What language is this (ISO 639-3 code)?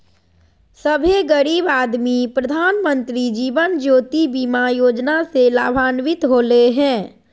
mag